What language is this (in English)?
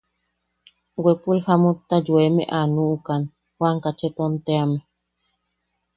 Yaqui